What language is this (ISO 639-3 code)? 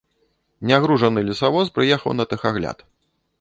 bel